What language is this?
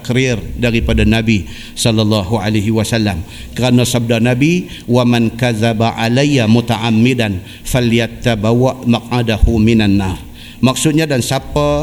Malay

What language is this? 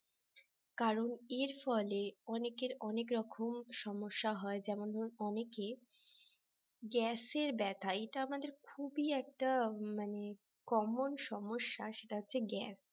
Bangla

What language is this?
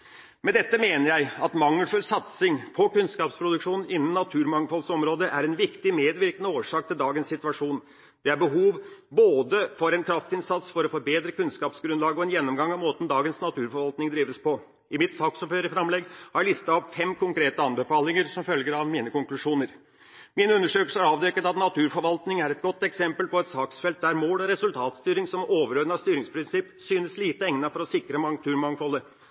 Norwegian Bokmål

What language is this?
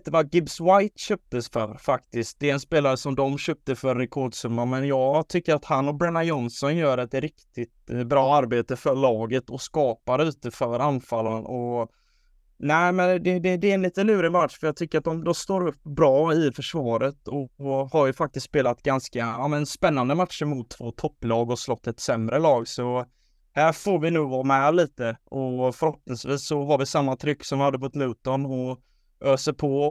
Swedish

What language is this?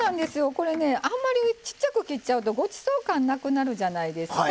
Japanese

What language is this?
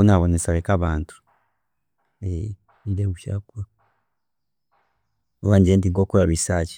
Chiga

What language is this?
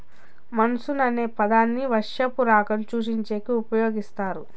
Telugu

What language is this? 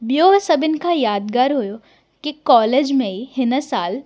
Sindhi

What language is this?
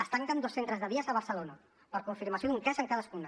Catalan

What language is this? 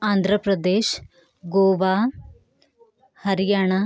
Kannada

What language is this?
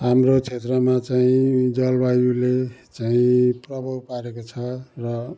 Nepali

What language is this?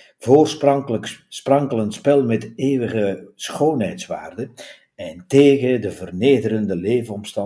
Dutch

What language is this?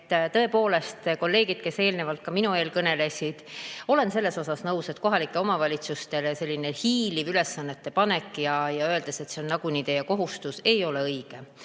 Estonian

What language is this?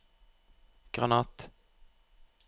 Norwegian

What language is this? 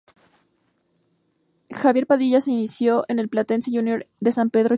Spanish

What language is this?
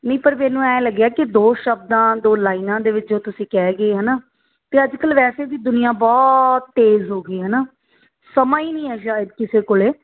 Punjabi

